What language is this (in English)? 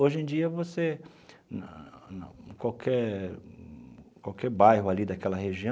Portuguese